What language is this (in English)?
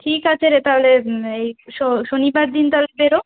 Bangla